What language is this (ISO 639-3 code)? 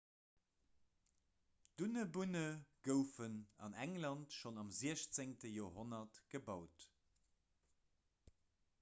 ltz